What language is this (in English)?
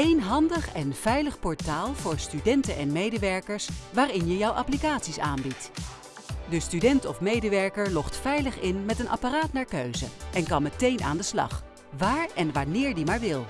Dutch